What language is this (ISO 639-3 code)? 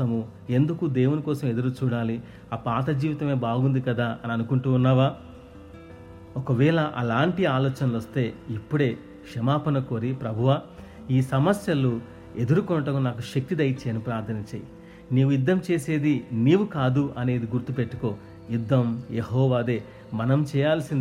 tel